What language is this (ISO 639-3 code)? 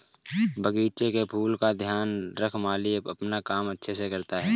hin